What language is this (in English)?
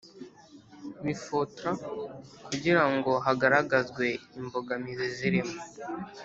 Kinyarwanda